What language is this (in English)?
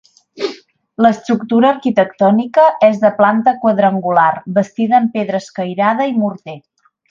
Catalan